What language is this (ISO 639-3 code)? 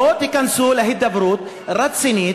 heb